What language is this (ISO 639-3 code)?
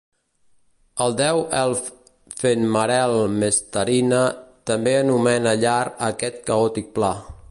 cat